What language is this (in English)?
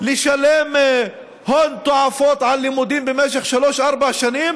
Hebrew